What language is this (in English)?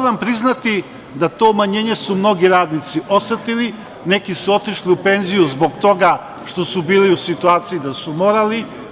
Serbian